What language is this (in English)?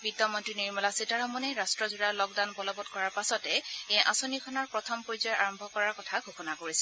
Assamese